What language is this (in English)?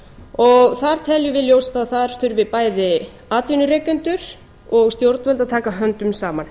Icelandic